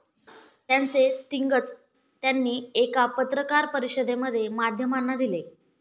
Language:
Marathi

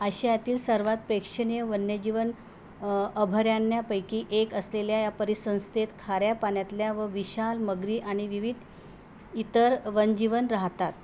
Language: Marathi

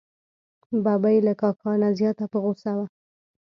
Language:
Pashto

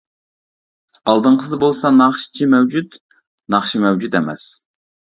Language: Uyghur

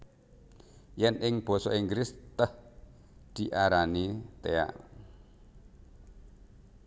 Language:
Javanese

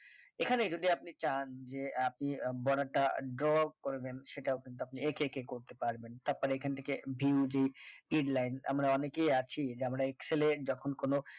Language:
Bangla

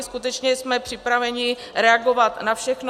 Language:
Czech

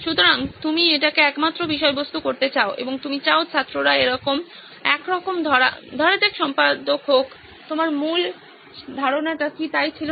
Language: Bangla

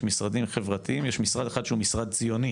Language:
Hebrew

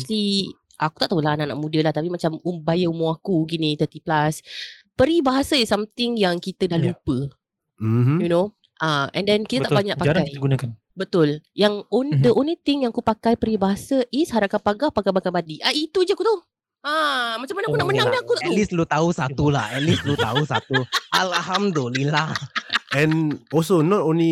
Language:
Malay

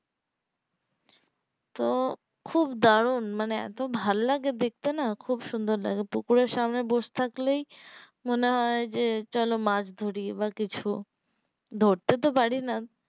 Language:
Bangla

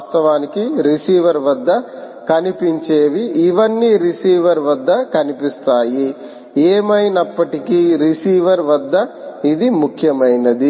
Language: Telugu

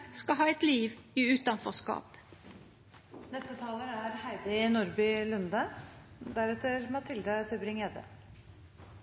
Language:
Norwegian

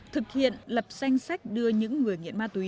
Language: Vietnamese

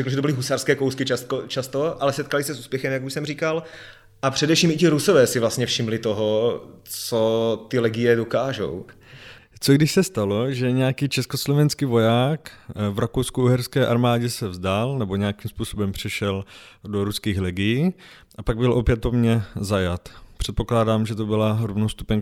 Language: Czech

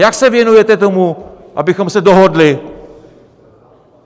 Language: Czech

